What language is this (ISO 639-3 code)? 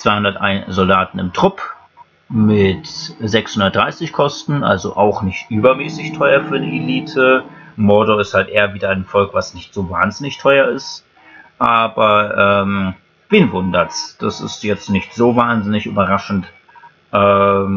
deu